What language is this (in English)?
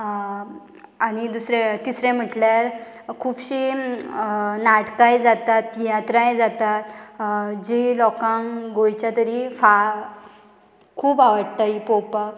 Konkani